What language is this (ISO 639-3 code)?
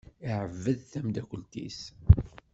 kab